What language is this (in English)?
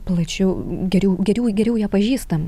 Lithuanian